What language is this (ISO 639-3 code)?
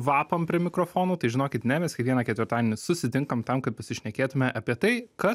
lit